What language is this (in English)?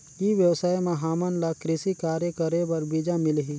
Chhattisgarhi